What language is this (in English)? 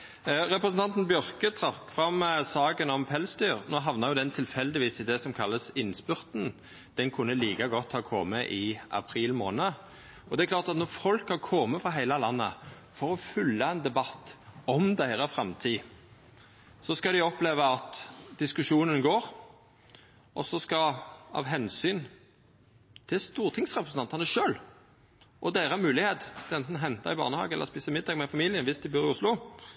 Norwegian Nynorsk